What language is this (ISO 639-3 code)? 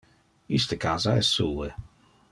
ina